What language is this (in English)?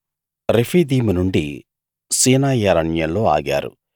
Telugu